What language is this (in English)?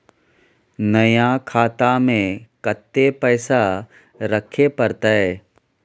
Maithili